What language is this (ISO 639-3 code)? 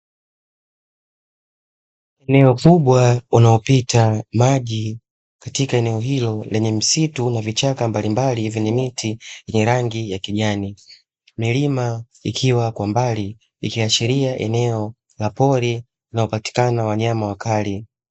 swa